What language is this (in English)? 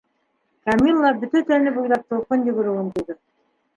Bashkir